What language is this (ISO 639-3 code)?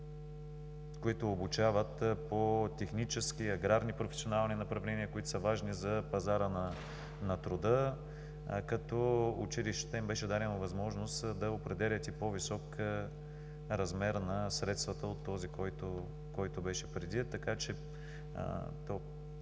bul